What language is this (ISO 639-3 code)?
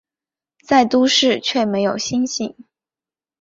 zho